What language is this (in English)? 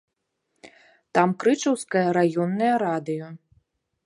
Belarusian